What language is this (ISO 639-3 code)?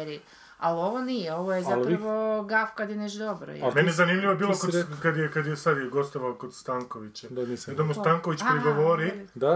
hrv